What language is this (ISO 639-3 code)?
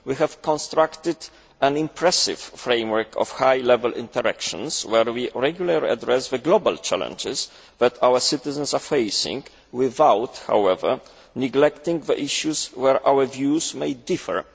eng